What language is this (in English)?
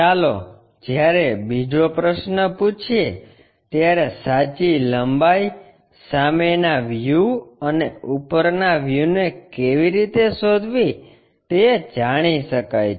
Gujarati